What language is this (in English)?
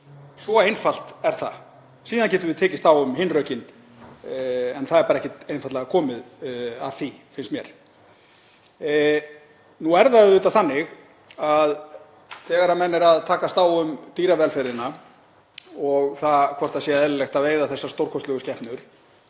Icelandic